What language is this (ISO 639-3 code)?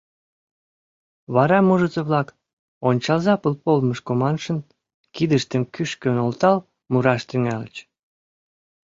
chm